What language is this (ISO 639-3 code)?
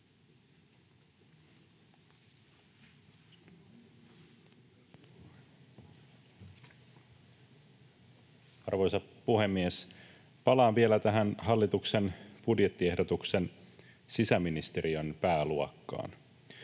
fin